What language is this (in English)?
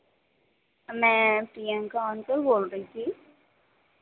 Hindi